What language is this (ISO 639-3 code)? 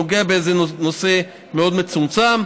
heb